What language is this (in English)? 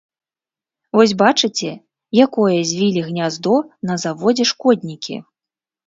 Belarusian